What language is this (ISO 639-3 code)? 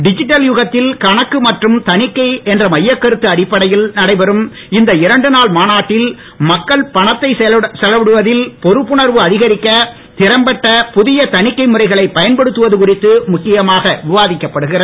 tam